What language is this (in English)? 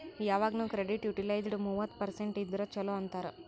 Kannada